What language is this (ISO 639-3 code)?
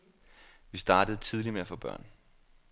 dan